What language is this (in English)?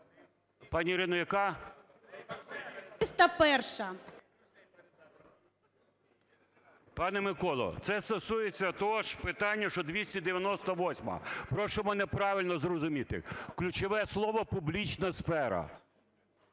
Ukrainian